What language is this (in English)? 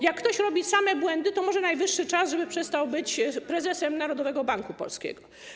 Polish